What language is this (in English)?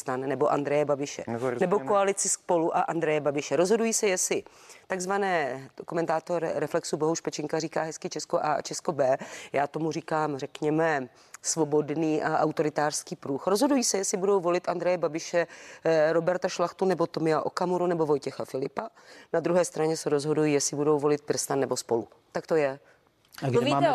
Czech